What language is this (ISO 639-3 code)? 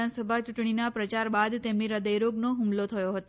guj